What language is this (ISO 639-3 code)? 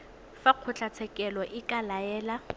tsn